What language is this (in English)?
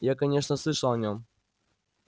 Russian